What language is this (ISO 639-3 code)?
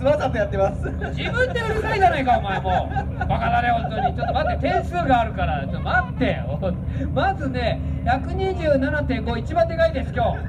jpn